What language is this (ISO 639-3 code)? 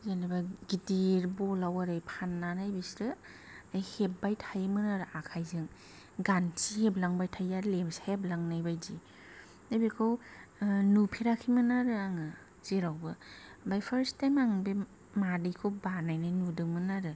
brx